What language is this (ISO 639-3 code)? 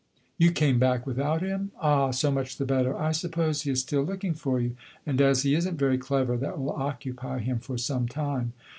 eng